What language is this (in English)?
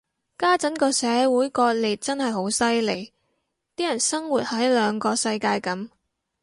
Cantonese